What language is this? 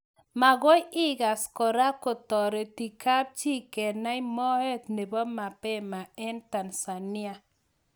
Kalenjin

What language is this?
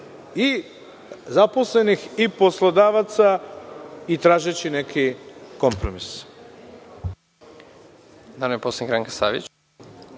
Serbian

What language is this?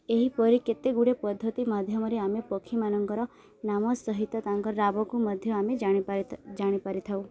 Odia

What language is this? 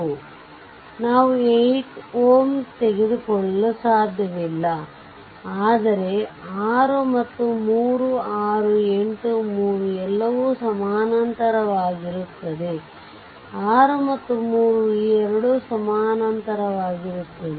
Kannada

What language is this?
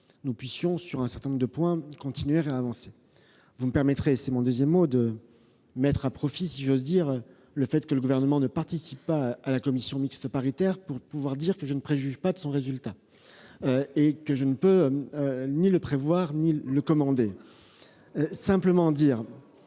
French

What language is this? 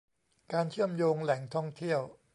Thai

